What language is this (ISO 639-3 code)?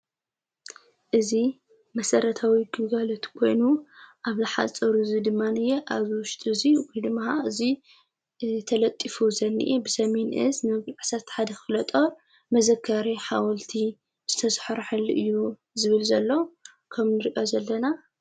tir